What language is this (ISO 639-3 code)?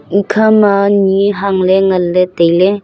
nnp